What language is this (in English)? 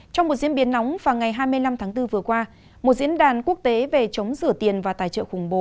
Vietnamese